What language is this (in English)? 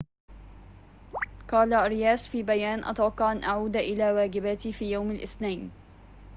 Arabic